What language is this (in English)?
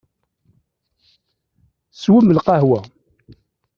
Kabyle